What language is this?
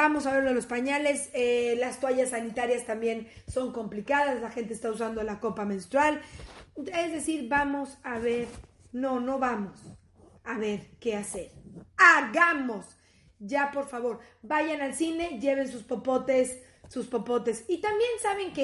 Spanish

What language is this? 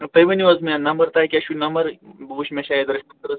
Kashmiri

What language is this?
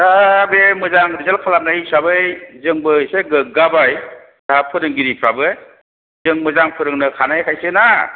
Bodo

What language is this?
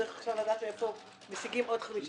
Hebrew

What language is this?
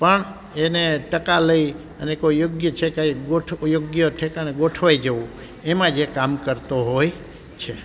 Gujarati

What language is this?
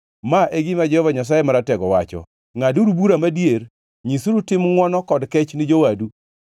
Luo (Kenya and Tanzania)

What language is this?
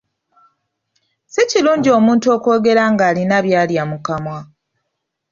Ganda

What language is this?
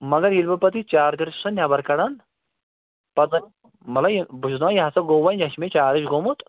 Kashmiri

